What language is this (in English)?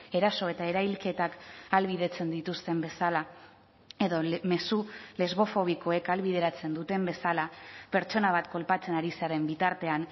Basque